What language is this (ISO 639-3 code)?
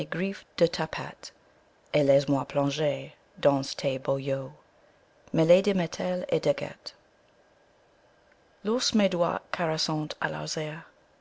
fra